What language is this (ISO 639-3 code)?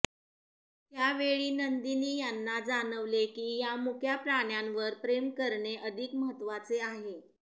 mar